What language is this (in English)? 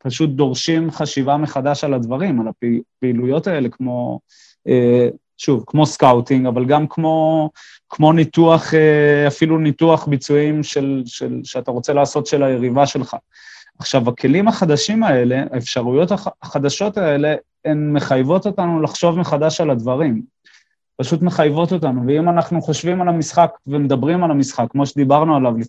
Hebrew